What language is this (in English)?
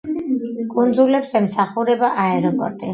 Georgian